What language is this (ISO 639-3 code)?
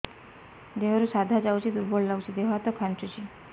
ori